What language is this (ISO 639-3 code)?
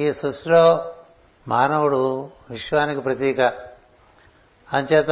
tel